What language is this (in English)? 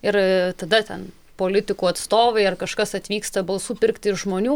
Lithuanian